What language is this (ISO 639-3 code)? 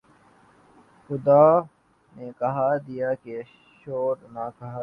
urd